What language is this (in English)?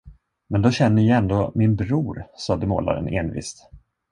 Swedish